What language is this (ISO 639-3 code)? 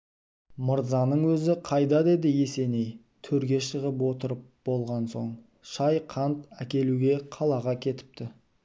kaz